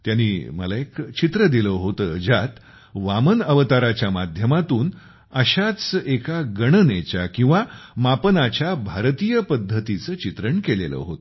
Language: Marathi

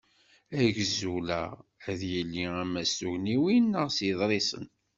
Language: Kabyle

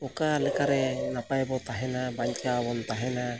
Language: Santali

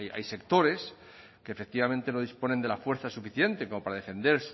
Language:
Spanish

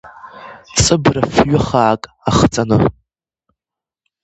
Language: Abkhazian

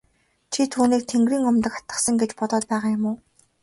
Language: Mongolian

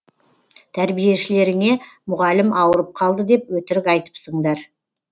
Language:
Kazakh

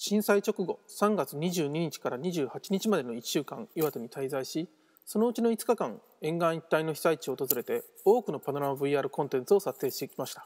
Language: Japanese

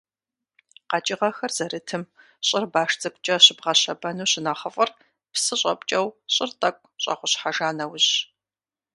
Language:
Kabardian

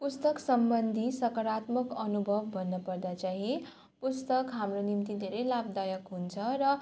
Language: Nepali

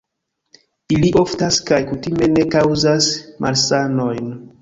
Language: Esperanto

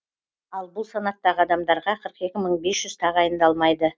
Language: Kazakh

